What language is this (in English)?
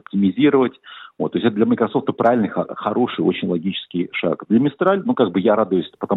Russian